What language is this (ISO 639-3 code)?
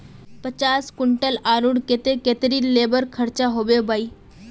mag